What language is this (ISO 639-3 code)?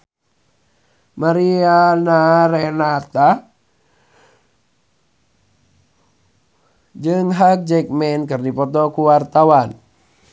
sun